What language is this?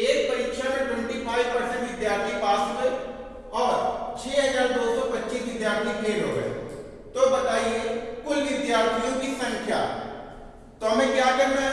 Hindi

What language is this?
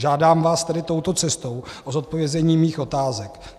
Czech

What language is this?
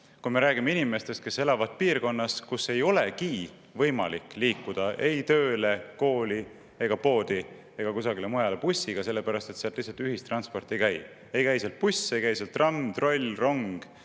Estonian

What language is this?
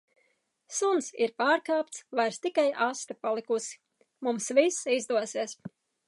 Latvian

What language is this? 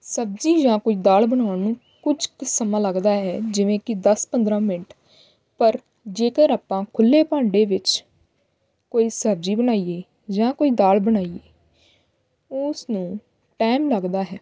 Punjabi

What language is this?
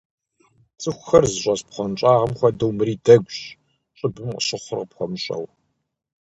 Kabardian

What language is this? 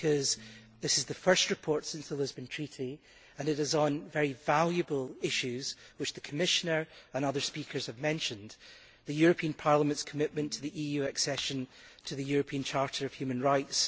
English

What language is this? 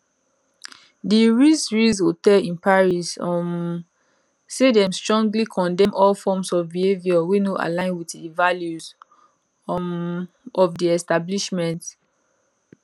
Nigerian Pidgin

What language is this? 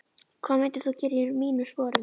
Icelandic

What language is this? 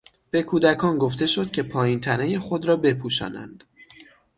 Persian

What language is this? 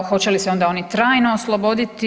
Croatian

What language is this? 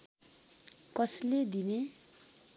Nepali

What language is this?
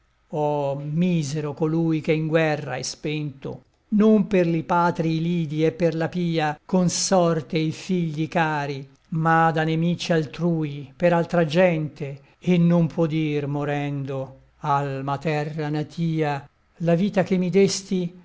Italian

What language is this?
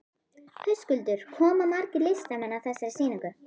Icelandic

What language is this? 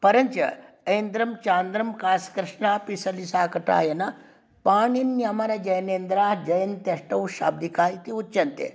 Sanskrit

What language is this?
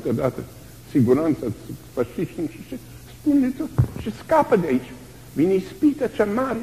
Romanian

